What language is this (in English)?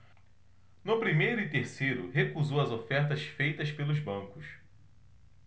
Portuguese